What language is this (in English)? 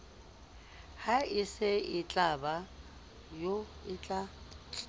Southern Sotho